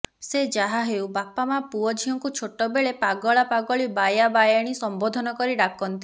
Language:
Odia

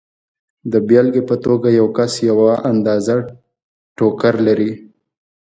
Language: Pashto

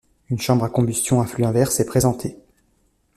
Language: French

